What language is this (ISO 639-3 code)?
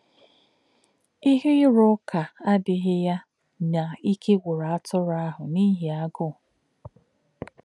ibo